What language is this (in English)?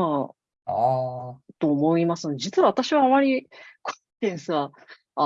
Japanese